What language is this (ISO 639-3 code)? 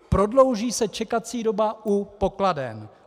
ces